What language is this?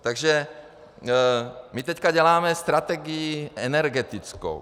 Czech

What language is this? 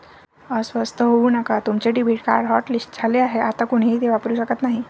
Marathi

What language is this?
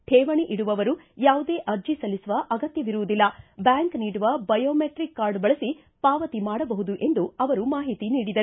Kannada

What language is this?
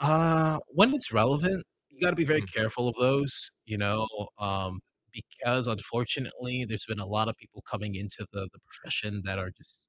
English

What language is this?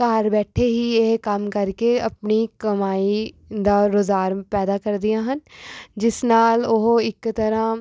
Punjabi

